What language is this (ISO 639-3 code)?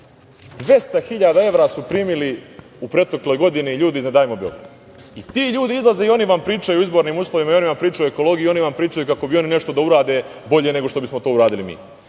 srp